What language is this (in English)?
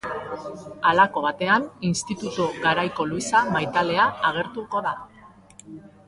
Basque